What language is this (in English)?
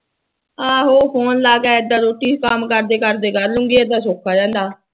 Punjabi